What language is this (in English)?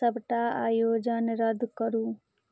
Maithili